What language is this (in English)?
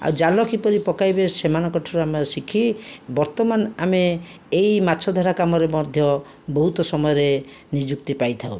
Odia